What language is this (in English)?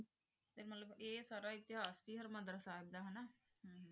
Punjabi